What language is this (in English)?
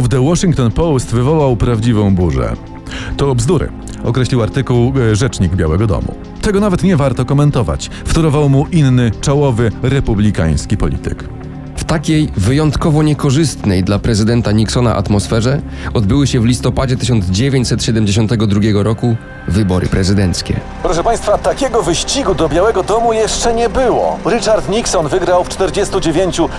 Polish